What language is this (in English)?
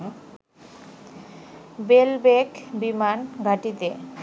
Bangla